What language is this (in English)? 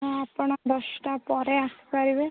Odia